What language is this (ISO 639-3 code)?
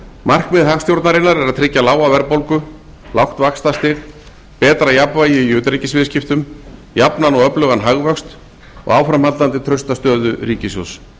isl